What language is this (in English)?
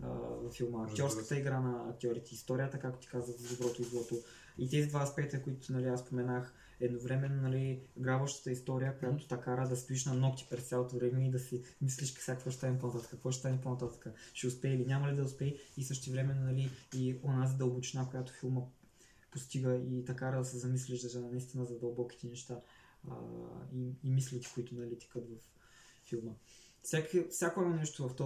Bulgarian